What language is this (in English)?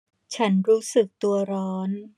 Thai